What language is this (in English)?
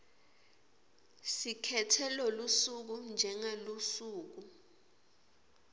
Swati